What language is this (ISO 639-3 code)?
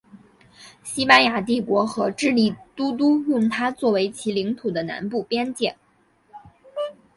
zho